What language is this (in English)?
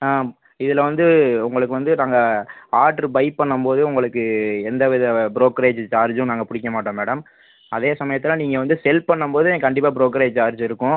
Tamil